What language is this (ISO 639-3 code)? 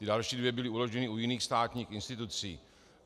ces